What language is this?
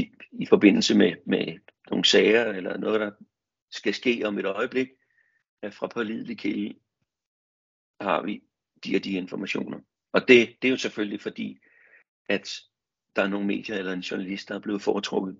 Danish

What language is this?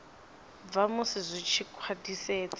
Venda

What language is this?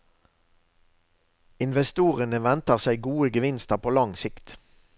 Norwegian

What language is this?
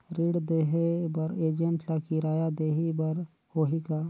Chhattisgarhi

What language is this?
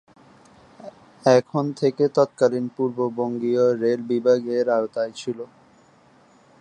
Bangla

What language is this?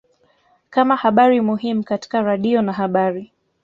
Swahili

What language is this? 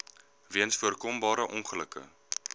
Afrikaans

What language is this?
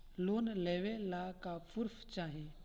Bhojpuri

